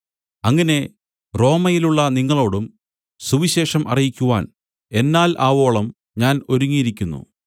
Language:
Malayalam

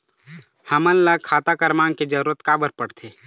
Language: Chhattisgarhi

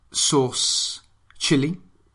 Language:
Welsh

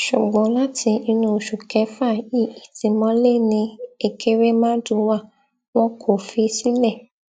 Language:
Yoruba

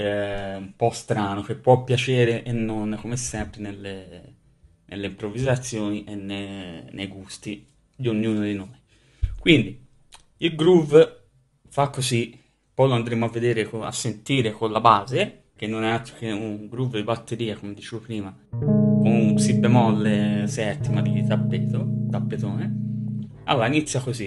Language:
Italian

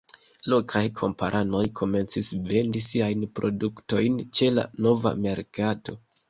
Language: Esperanto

